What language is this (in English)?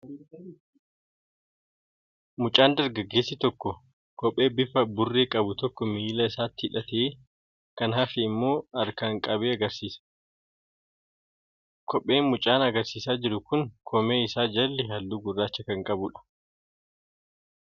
Oromo